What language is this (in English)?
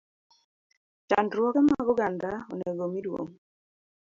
Luo (Kenya and Tanzania)